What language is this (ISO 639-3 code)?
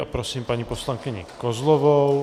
ces